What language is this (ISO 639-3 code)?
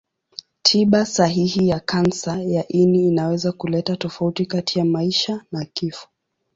swa